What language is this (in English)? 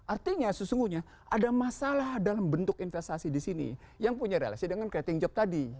Indonesian